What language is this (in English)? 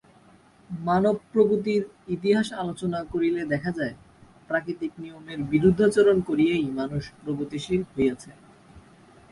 Bangla